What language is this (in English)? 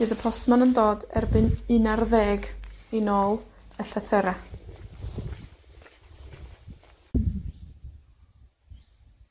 Welsh